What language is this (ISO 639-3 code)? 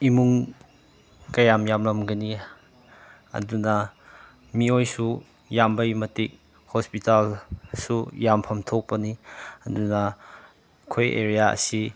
mni